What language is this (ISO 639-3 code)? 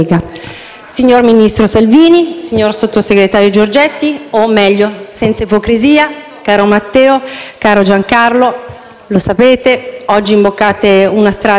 ita